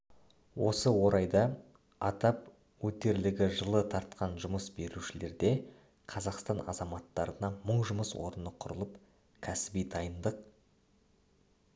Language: Kazakh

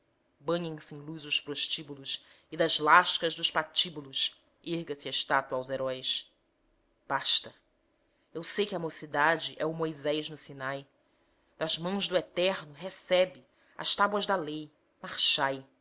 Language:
Portuguese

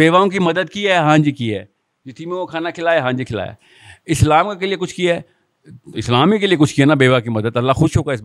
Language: Urdu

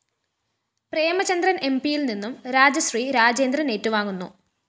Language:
Malayalam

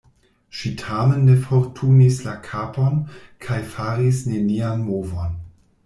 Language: Esperanto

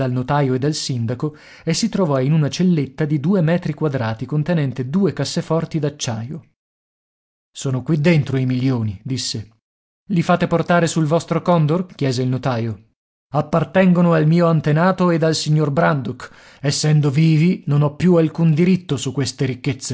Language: Italian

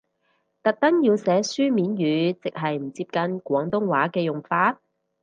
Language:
Cantonese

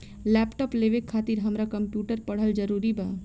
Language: Bhojpuri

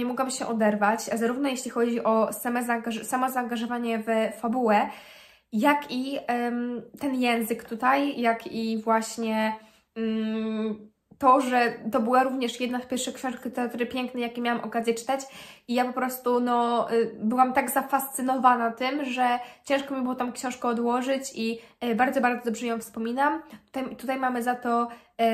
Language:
Polish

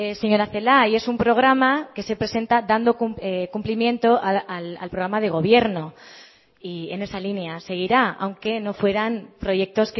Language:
Spanish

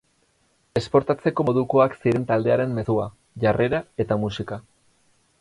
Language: Basque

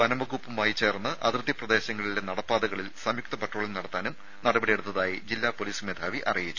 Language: Malayalam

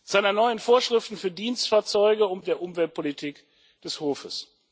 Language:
German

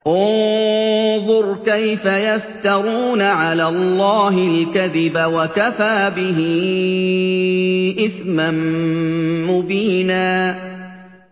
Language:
Arabic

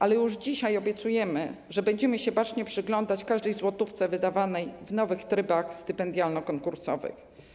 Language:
Polish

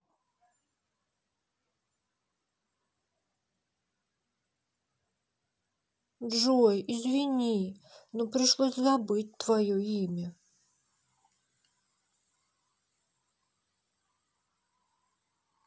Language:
Russian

